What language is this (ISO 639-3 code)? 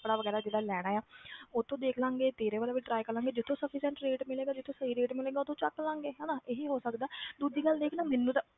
pan